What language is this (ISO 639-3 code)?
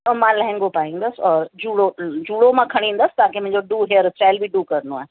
snd